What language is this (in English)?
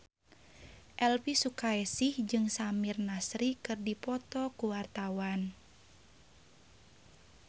Sundanese